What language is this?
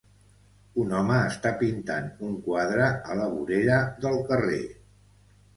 Catalan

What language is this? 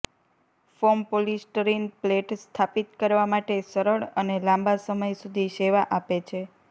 Gujarati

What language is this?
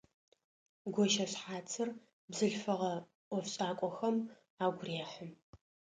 Adyghe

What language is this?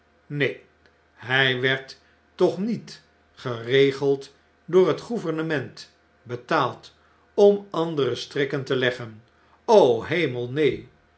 Dutch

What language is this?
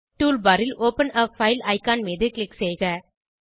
Tamil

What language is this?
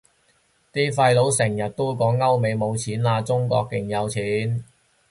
Cantonese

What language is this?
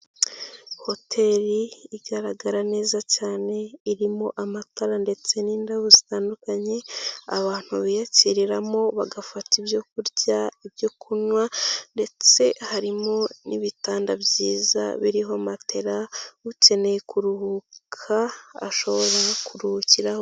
Kinyarwanda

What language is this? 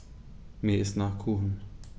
German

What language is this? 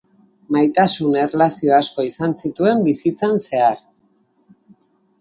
Basque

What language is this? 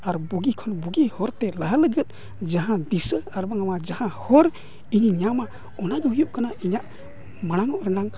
Santali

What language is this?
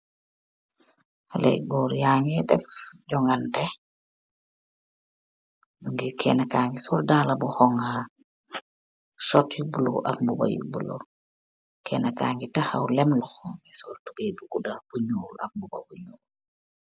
Wolof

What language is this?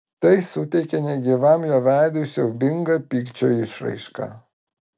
Lithuanian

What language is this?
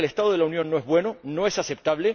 Spanish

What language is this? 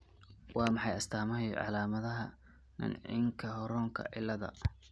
Somali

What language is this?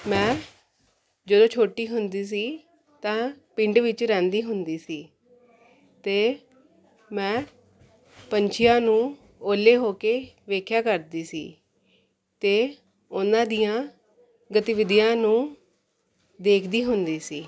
Punjabi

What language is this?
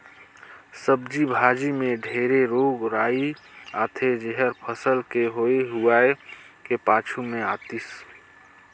Chhattisgarhi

